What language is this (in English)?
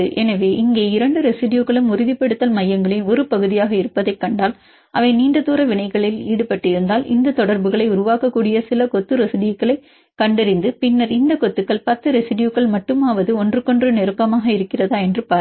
Tamil